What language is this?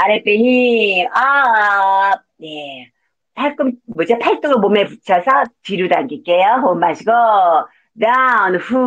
Korean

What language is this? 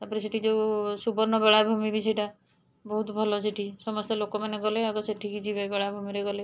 Odia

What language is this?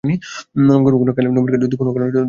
Bangla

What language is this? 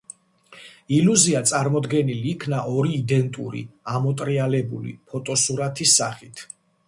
Georgian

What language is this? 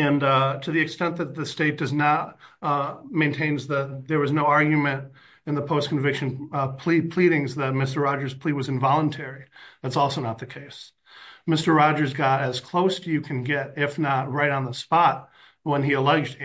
English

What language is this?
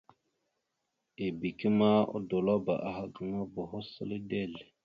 Mada (Cameroon)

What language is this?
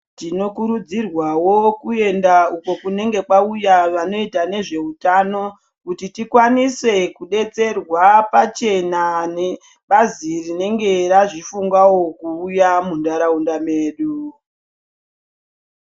Ndau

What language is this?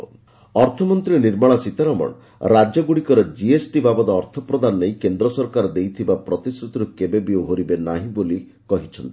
Odia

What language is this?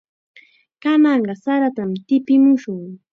Chiquián Ancash Quechua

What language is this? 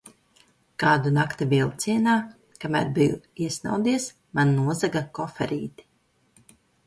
Latvian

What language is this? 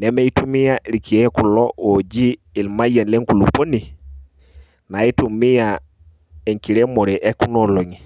Masai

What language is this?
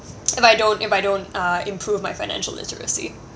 English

